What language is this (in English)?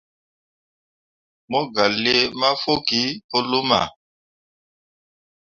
Mundang